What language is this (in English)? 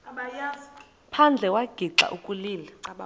Xhosa